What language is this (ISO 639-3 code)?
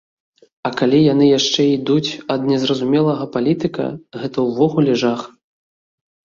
bel